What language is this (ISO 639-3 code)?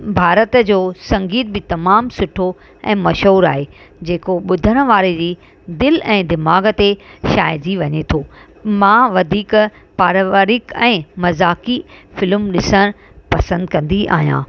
snd